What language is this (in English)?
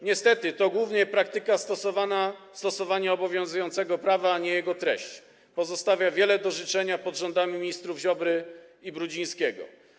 Polish